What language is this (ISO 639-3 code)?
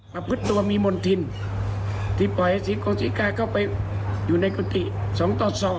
tha